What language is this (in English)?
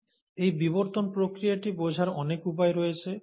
Bangla